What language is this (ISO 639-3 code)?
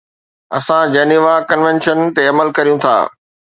snd